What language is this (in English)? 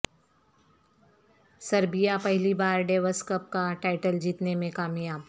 Urdu